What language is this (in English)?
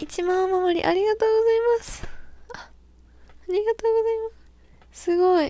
Japanese